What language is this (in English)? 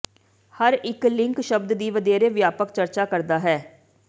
Punjabi